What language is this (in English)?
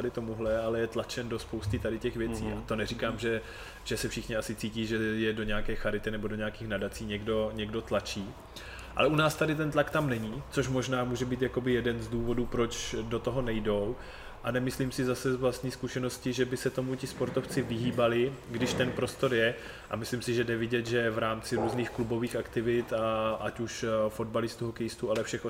Czech